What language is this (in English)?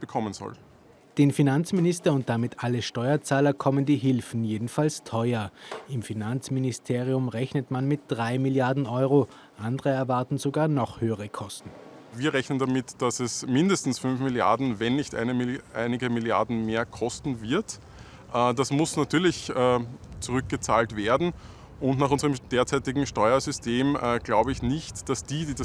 German